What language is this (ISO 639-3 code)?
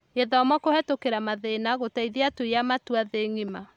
kik